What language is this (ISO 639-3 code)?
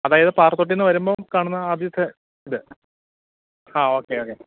mal